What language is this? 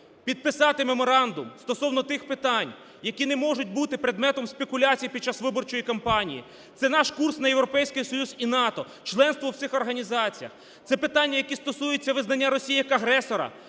Ukrainian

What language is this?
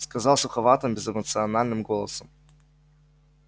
Russian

